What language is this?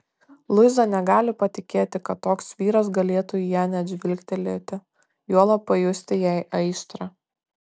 Lithuanian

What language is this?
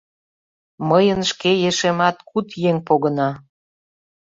Mari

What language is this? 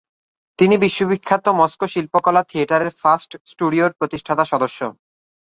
Bangla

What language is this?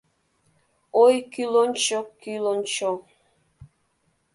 Mari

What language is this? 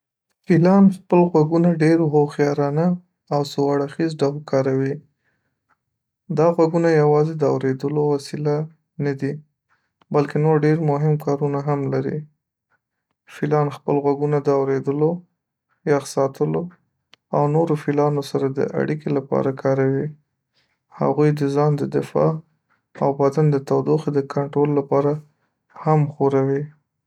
Pashto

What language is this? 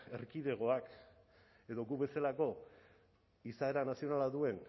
Basque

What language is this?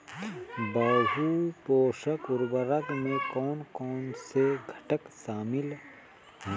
Hindi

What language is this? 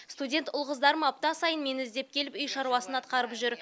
Kazakh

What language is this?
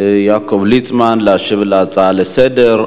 Hebrew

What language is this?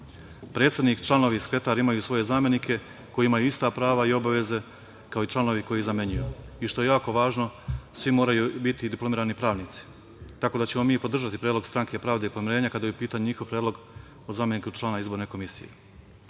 Serbian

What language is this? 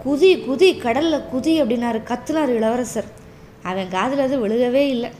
Tamil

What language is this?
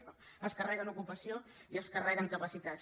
Catalan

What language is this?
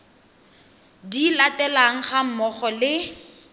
Tswana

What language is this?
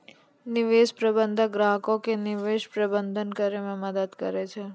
Maithili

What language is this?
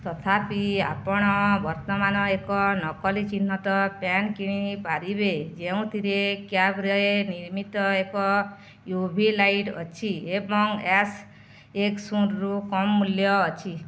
Odia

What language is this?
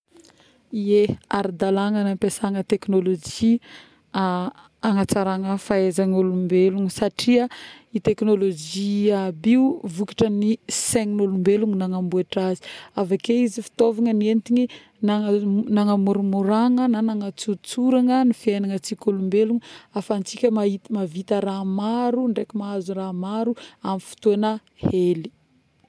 Northern Betsimisaraka Malagasy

